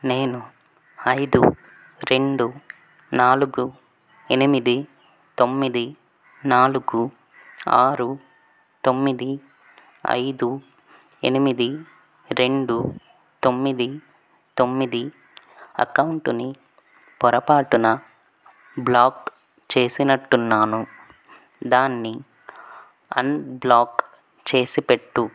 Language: Telugu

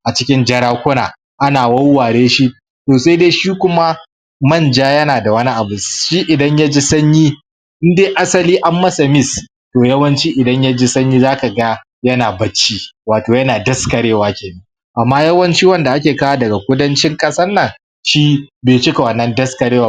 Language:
Hausa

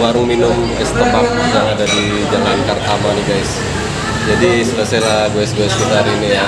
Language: Indonesian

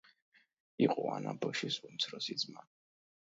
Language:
Georgian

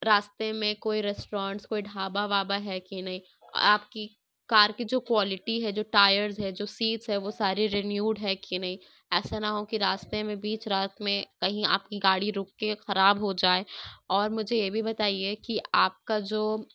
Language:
Urdu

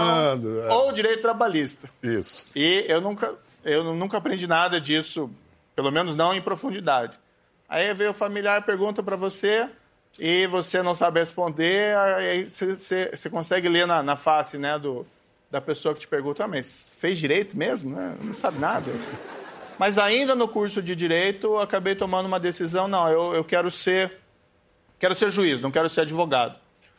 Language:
Portuguese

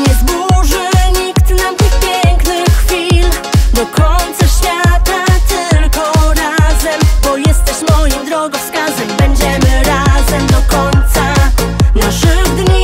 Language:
Polish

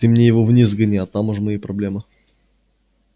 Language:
Russian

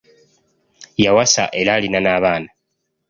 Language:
Ganda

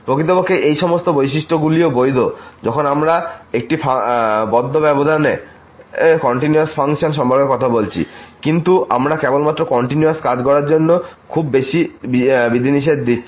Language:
Bangla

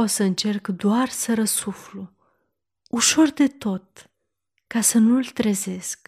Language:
Romanian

